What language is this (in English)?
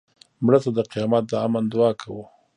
Pashto